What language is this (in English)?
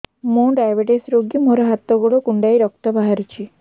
Odia